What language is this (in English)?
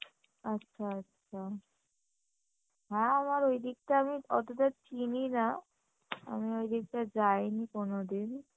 Bangla